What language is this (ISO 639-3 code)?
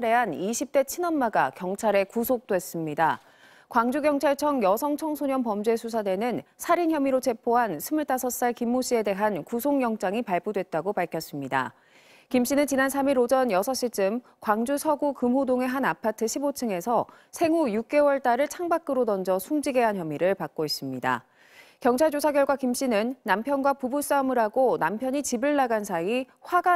kor